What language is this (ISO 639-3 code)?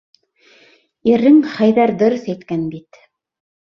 bak